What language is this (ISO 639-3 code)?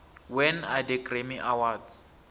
nbl